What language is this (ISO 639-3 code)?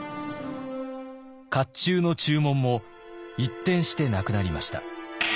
jpn